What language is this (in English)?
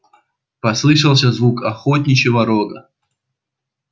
Russian